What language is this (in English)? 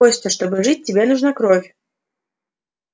Russian